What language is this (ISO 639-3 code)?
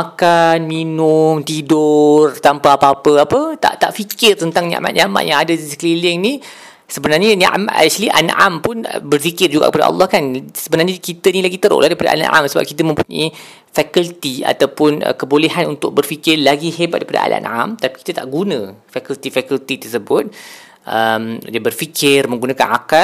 msa